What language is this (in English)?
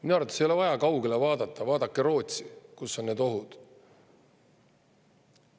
Estonian